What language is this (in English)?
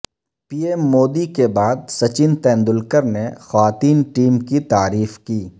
Urdu